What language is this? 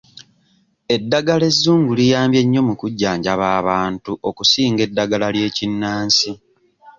Ganda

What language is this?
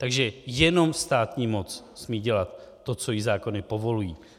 Czech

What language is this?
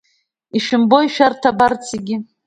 Abkhazian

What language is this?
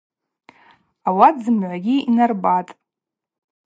Abaza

